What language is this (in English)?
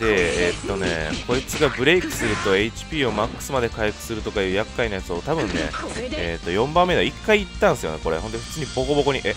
Japanese